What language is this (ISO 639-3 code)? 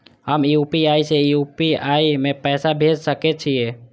mai